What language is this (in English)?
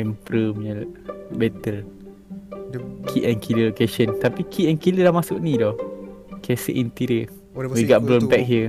Malay